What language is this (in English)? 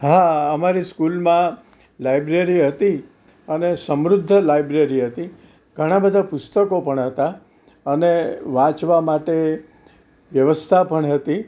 Gujarati